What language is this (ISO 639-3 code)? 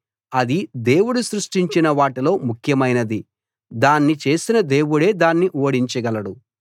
tel